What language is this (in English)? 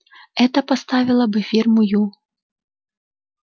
Russian